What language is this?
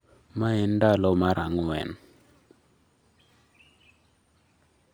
Luo (Kenya and Tanzania)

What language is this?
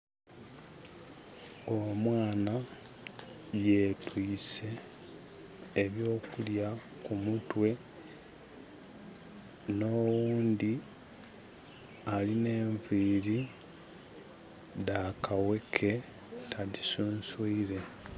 Soga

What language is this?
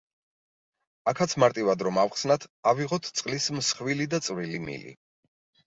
Georgian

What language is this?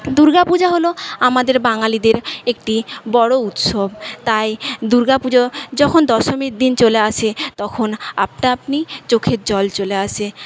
Bangla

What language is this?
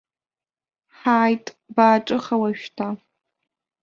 Abkhazian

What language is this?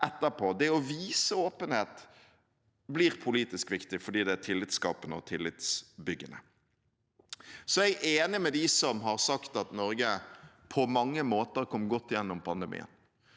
Norwegian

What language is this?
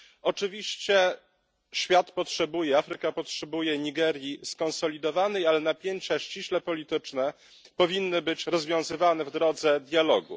Polish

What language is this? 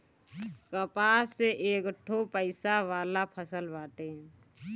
Bhojpuri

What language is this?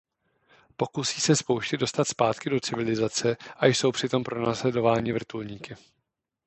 Czech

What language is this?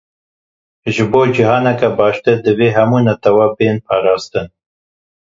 Kurdish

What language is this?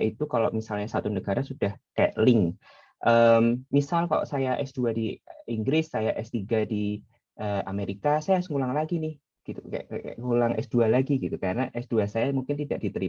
Indonesian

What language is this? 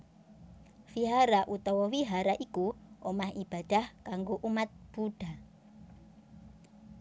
Javanese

